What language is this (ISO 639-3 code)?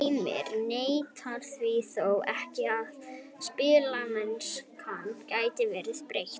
isl